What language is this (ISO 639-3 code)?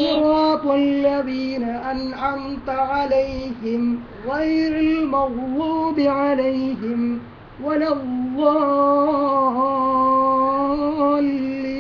ara